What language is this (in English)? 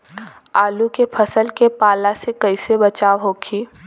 Bhojpuri